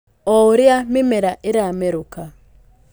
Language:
Kikuyu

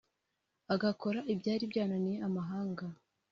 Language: Kinyarwanda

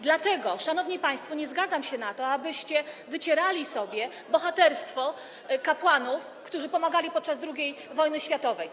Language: Polish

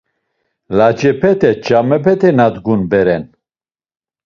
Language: Laz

